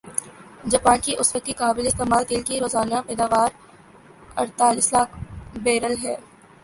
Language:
Urdu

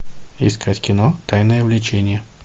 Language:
Russian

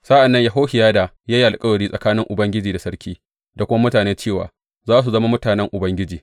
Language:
Hausa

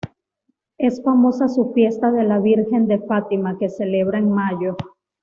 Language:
Spanish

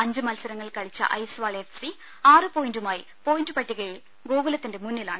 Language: Malayalam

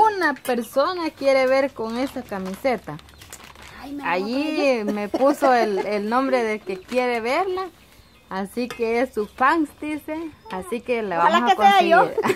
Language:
Spanish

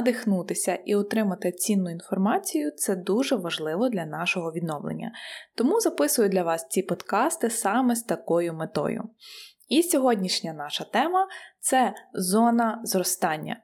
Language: Ukrainian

